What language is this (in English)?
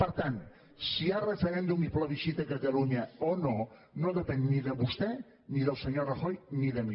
Catalan